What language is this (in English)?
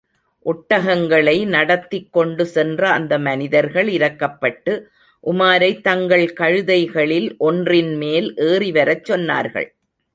Tamil